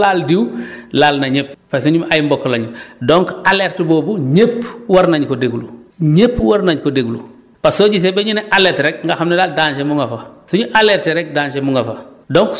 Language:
Wolof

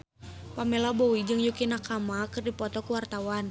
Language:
Sundanese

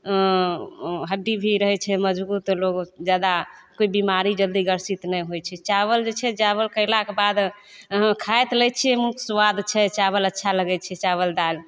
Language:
Maithili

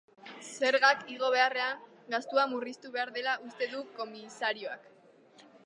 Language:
Basque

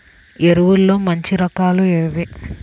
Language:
Telugu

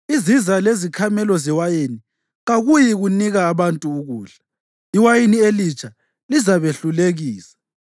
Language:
North Ndebele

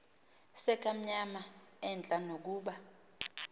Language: Xhosa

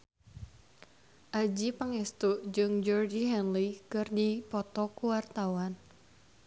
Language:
Sundanese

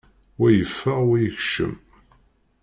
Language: Kabyle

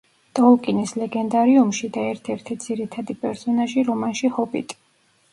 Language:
Georgian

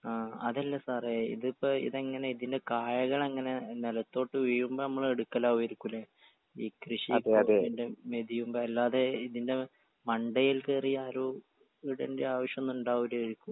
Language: Malayalam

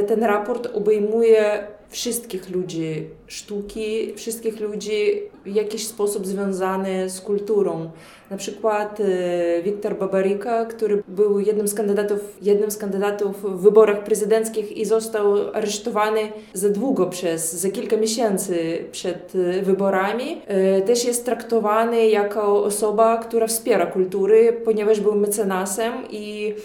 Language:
Polish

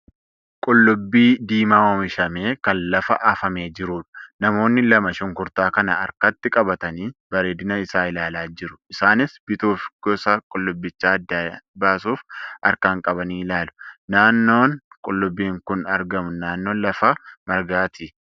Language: Oromo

